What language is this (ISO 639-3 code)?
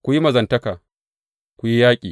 hau